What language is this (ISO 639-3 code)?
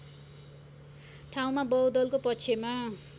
nep